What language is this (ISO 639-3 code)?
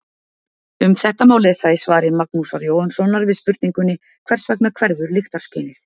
isl